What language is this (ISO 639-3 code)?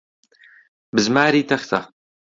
ckb